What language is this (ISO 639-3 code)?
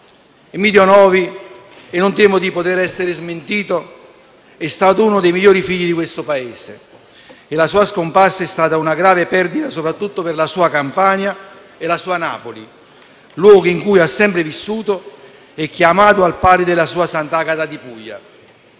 ita